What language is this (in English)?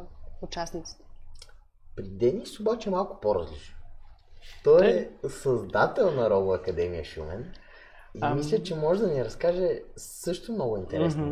Bulgarian